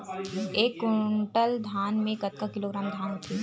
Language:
Chhattisgarhi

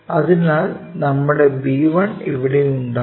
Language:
Malayalam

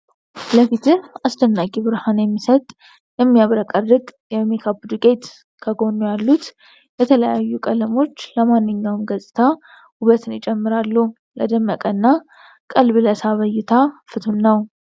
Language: Amharic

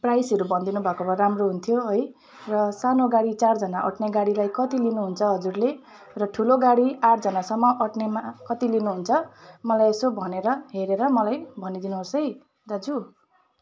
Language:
Nepali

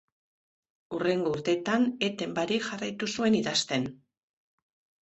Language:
Basque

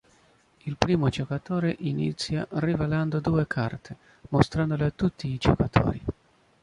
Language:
Italian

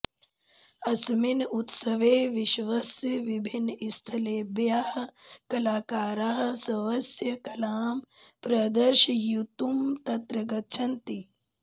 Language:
Sanskrit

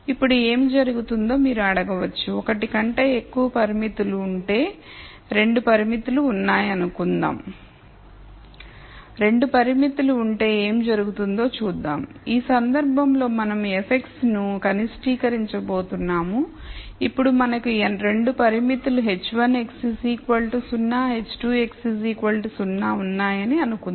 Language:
Telugu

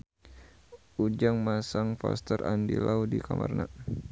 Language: Sundanese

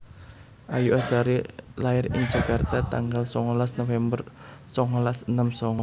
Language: Javanese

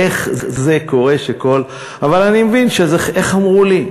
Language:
Hebrew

